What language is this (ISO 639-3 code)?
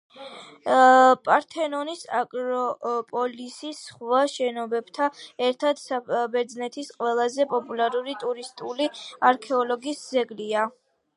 kat